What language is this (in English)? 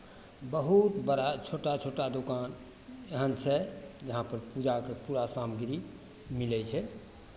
Maithili